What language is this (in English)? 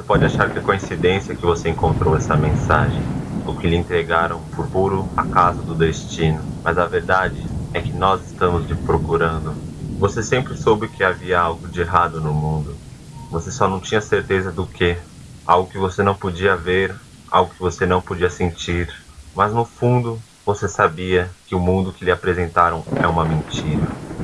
Portuguese